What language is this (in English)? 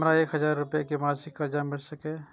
Maithili